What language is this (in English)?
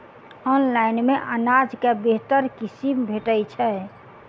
Maithili